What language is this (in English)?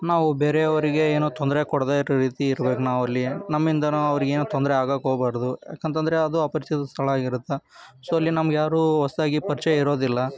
Kannada